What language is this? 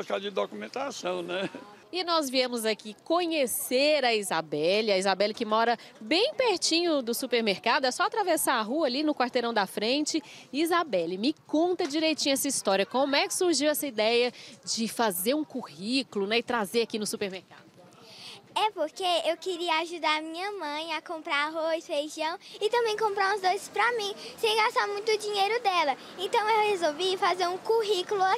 Portuguese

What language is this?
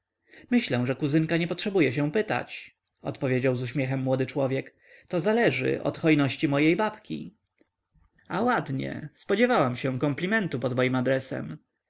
Polish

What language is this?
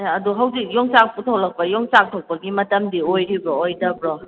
Manipuri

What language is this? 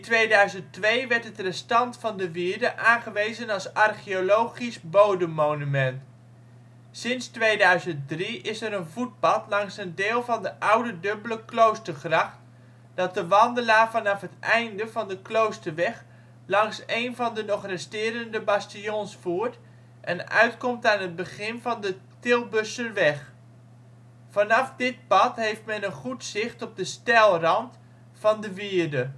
Dutch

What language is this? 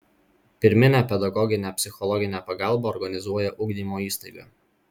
Lithuanian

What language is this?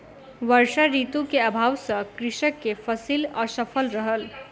Maithili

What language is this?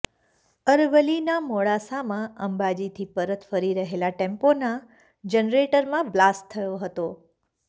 Gujarati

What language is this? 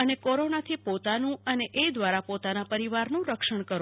Gujarati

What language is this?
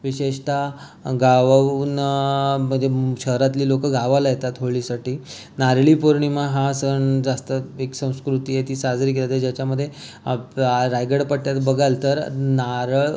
Marathi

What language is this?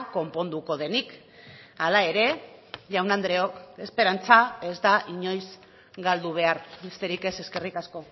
Basque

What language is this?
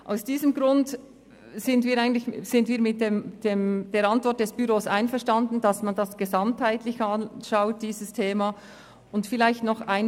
Swiss German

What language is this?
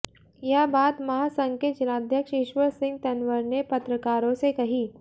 Hindi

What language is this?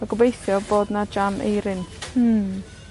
Welsh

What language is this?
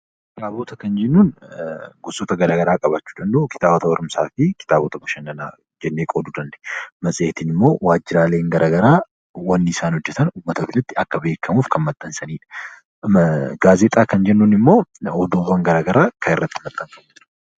Oromo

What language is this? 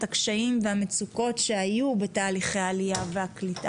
Hebrew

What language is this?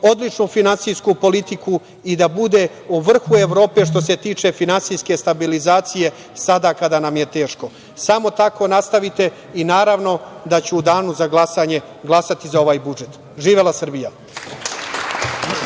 Serbian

